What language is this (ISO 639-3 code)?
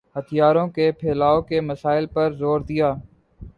urd